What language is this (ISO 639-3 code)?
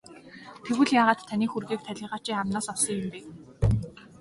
mon